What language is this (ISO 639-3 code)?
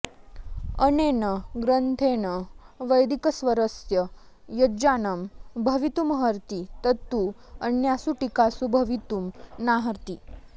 san